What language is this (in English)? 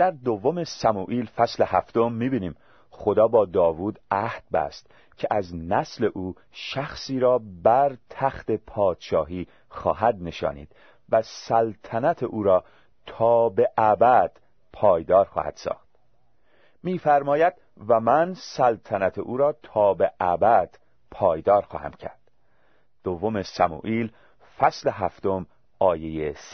Persian